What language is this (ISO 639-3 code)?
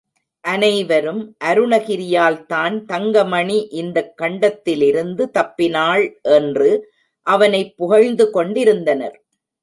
tam